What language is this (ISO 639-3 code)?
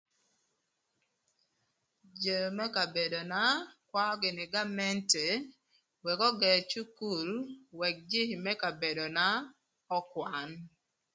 lth